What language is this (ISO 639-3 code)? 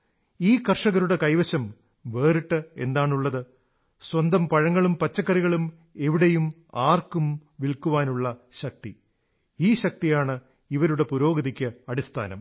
mal